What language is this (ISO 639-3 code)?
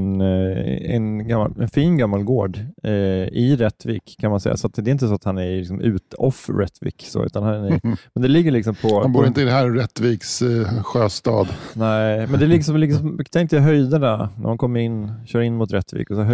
swe